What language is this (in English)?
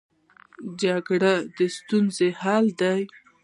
Pashto